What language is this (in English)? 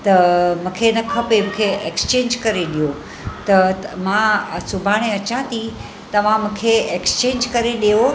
Sindhi